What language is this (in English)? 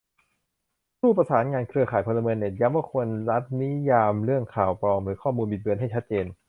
Thai